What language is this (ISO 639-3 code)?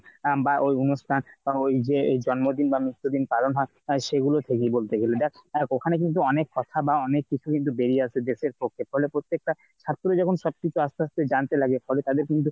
ben